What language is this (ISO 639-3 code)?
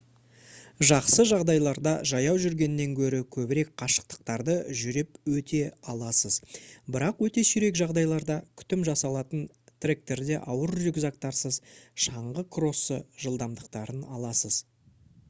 kaz